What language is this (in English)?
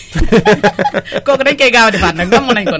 Wolof